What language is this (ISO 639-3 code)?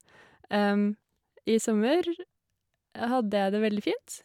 nor